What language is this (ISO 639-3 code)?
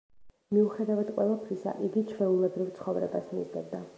kat